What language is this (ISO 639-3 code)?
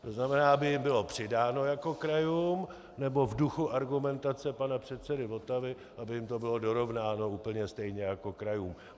ces